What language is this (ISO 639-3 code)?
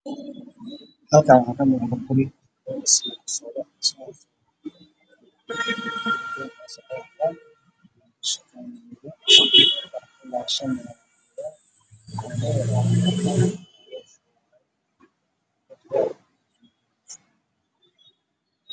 som